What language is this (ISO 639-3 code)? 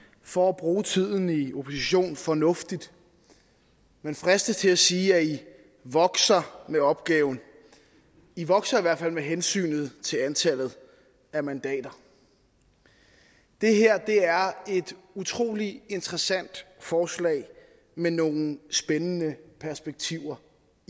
dan